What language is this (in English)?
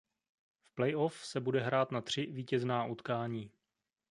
Czech